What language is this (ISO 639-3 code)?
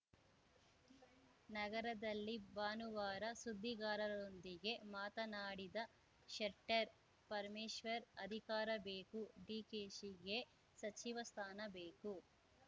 kan